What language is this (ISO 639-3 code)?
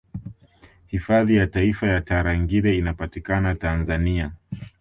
swa